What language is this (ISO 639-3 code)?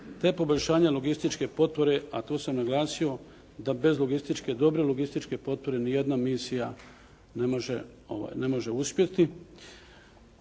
hrv